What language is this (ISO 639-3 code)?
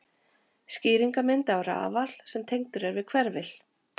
isl